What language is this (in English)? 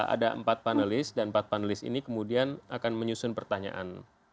Indonesian